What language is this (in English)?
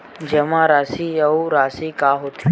Chhattisgarhi